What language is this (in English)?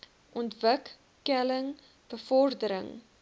Afrikaans